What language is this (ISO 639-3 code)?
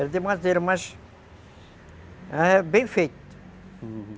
por